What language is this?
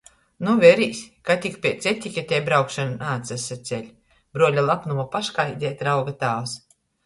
Latgalian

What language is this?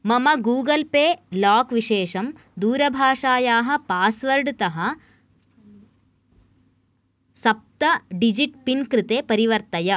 Sanskrit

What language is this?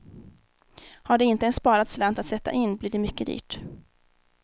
Swedish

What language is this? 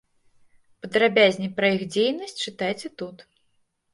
Belarusian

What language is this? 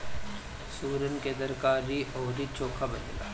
Bhojpuri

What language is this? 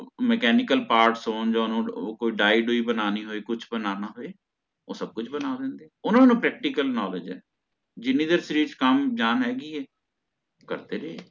Punjabi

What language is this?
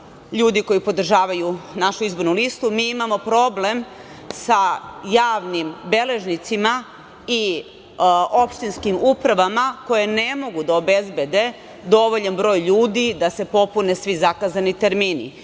Serbian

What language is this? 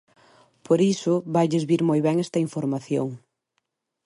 Galician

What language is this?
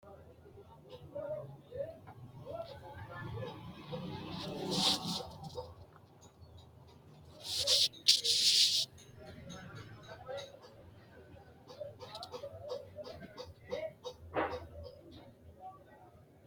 Sidamo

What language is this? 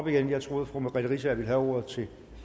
Danish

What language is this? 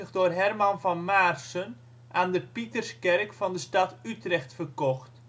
Dutch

